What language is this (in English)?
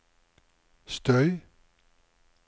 Norwegian